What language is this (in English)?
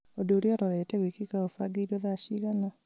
Kikuyu